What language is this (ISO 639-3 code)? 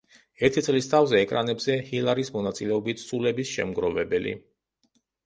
kat